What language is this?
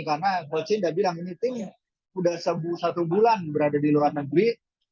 Indonesian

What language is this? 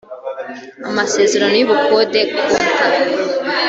Kinyarwanda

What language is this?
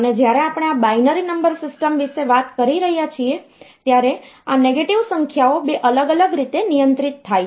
Gujarati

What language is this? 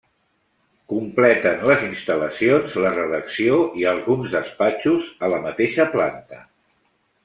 Catalan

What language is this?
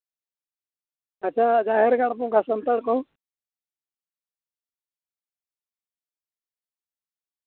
Santali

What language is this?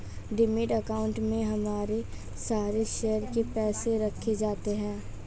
Hindi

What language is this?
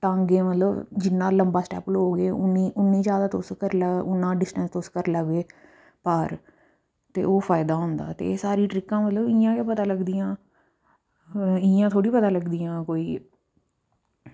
Dogri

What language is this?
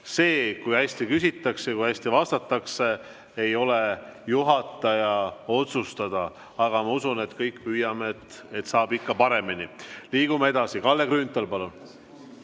Estonian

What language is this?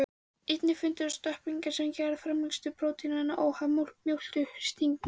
Icelandic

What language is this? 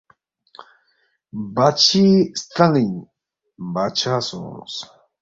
Balti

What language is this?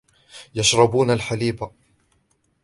Arabic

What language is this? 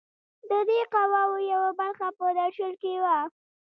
Pashto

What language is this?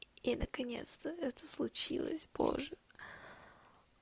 Russian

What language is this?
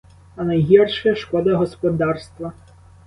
Ukrainian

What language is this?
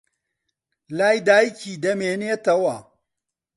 Central Kurdish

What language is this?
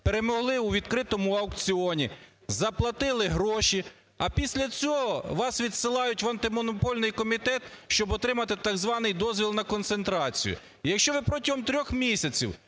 Ukrainian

